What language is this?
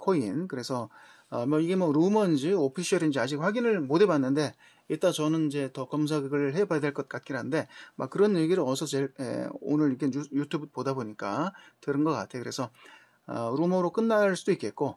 Korean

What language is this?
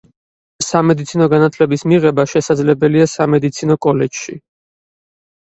Georgian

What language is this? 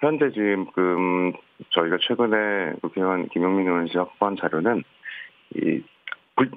Korean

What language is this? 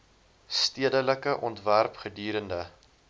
Afrikaans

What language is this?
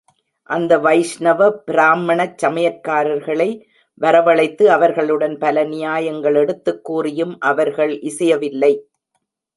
Tamil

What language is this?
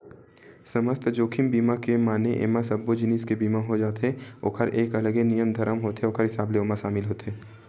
Chhattisgarhi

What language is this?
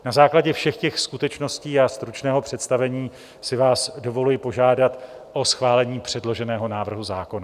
Czech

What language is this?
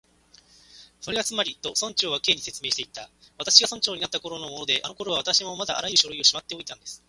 Japanese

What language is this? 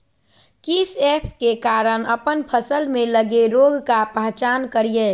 Magahi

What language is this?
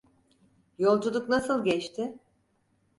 Turkish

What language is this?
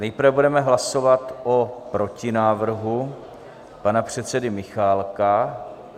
Czech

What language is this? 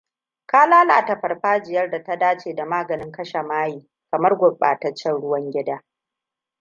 Hausa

